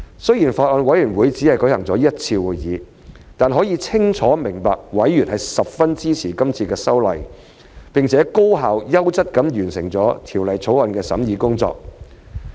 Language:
Cantonese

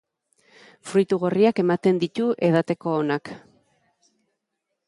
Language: Basque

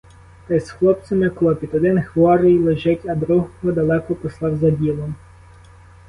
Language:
Ukrainian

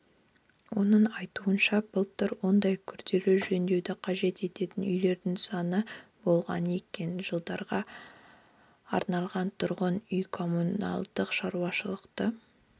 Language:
Kazakh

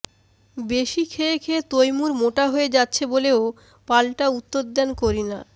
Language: Bangla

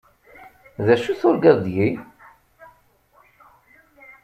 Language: Kabyle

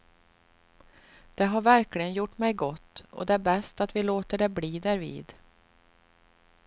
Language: Swedish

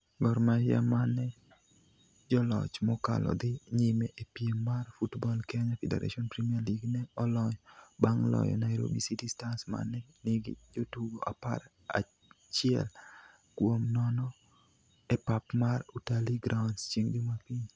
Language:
Luo (Kenya and Tanzania)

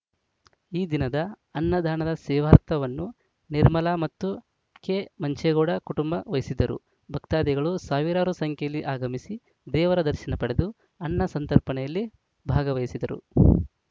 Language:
Kannada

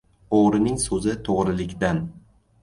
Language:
Uzbek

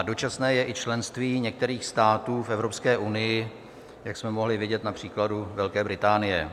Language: Czech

